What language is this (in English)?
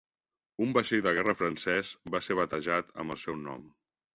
Catalan